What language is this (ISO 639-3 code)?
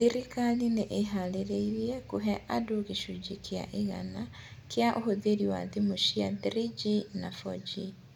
kik